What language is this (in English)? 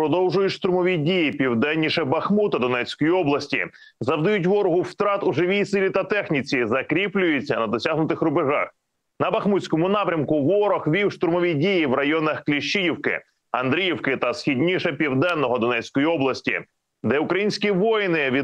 Ukrainian